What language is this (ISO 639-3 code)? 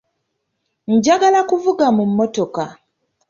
lug